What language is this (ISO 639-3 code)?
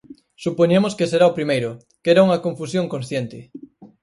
glg